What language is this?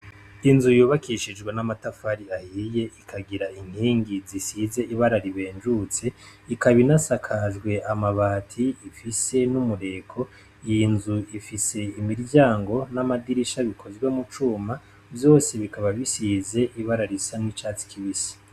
Rundi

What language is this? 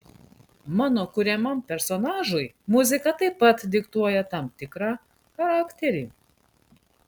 Lithuanian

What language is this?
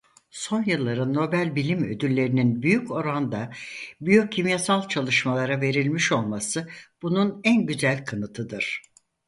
Turkish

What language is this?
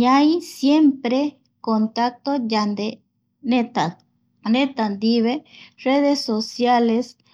Eastern Bolivian Guaraní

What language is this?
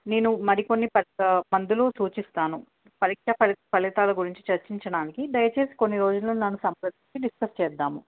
Telugu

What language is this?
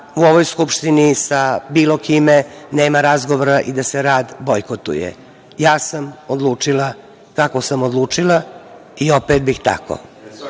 Serbian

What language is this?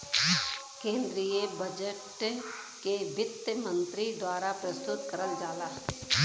Bhojpuri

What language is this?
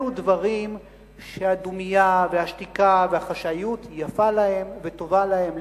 Hebrew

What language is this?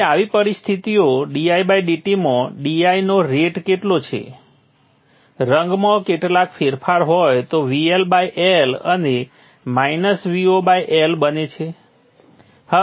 Gujarati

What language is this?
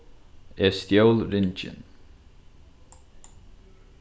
Faroese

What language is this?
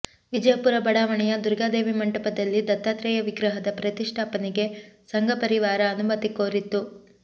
Kannada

